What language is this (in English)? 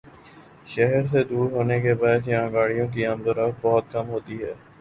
Urdu